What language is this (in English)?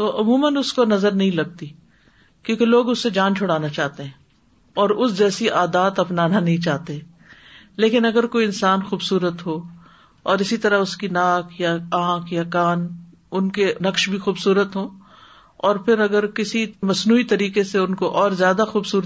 Urdu